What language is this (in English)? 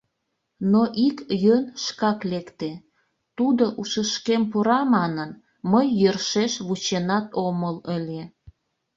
Mari